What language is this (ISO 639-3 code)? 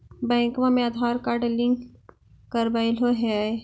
mag